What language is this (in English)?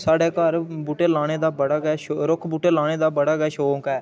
Dogri